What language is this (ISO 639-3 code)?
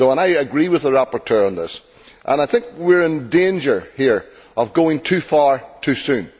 eng